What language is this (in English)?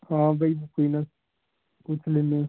Punjabi